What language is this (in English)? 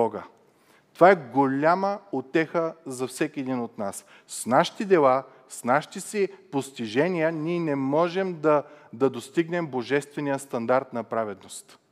Bulgarian